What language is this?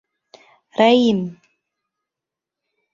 Bashkir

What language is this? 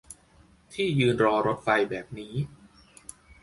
Thai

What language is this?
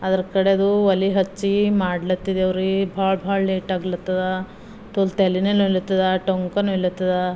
Kannada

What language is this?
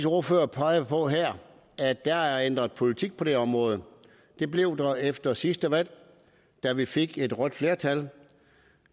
Danish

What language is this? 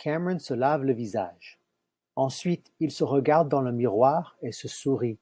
French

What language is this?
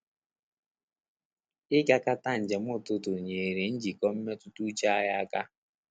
Igbo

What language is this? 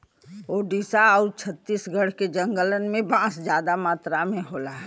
Bhojpuri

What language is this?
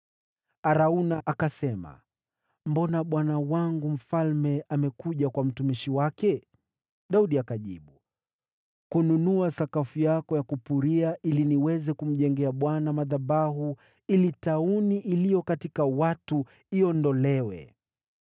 Swahili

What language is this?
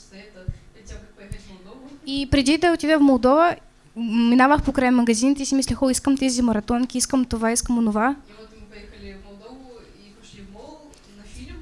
Russian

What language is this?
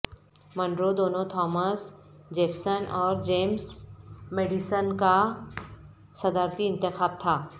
Urdu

